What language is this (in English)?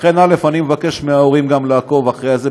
Hebrew